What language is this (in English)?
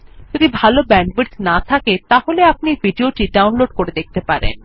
Bangla